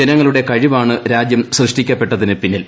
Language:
Malayalam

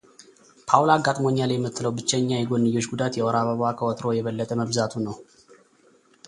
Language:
Amharic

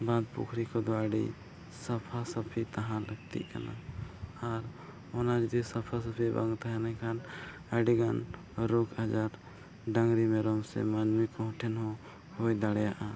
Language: Santali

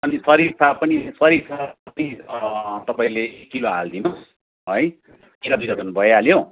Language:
Nepali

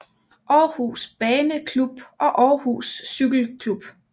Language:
Danish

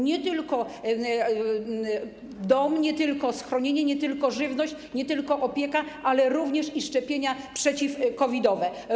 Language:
Polish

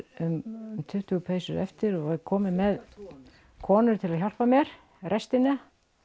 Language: Icelandic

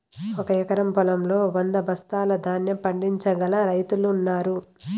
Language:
Telugu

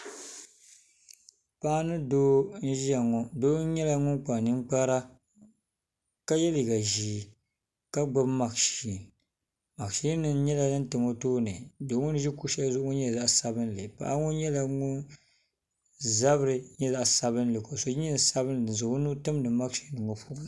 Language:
Dagbani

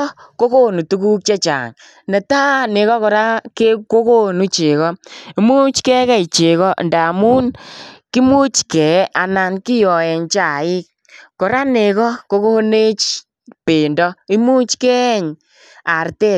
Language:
Kalenjin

